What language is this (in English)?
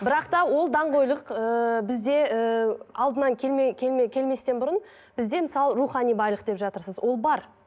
Kazakh